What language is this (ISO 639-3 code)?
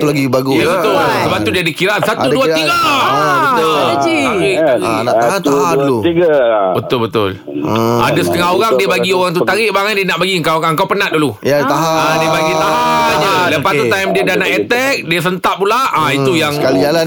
msa